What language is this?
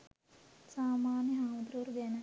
Sinhala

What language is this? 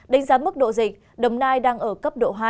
Vietnamese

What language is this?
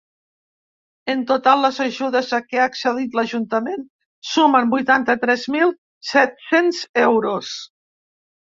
Catalan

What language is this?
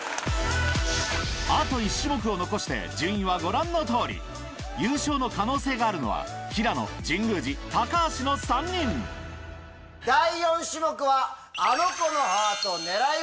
Japanese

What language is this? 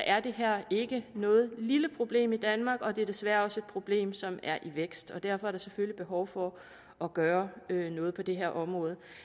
Danish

